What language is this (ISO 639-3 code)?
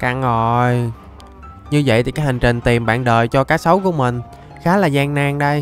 vie